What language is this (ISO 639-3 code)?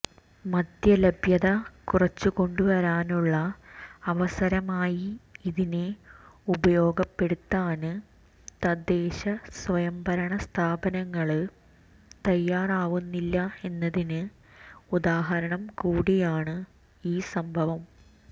mal